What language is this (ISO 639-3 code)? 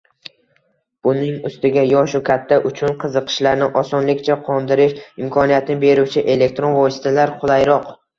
uzb